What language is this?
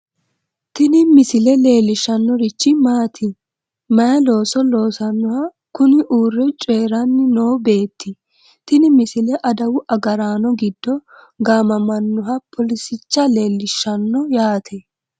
Sidamo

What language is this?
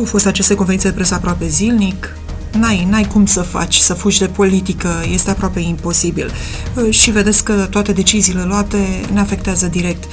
Romanian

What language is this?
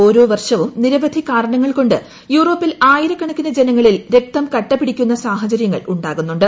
Malayalam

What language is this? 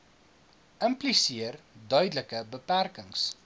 Afrikaans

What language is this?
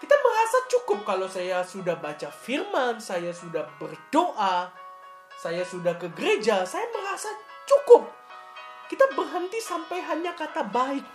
Indonesian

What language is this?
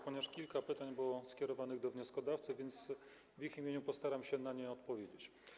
Polish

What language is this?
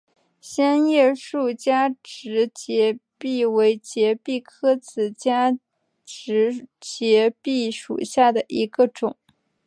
Chinese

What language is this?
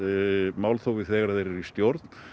Icelandic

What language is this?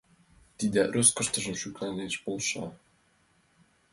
Mari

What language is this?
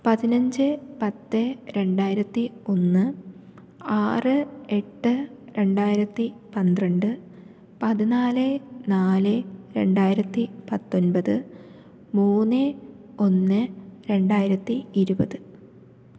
Malayalam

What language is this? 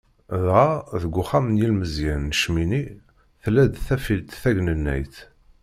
Kabyle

